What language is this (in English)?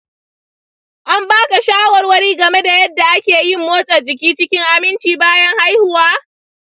Hausa